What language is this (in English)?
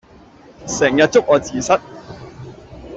Cantonese